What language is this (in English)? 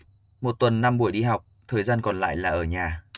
Vietnamese